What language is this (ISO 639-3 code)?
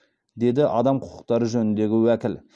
kaz